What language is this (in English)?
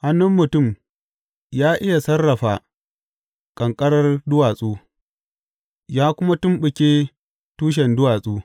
Hausa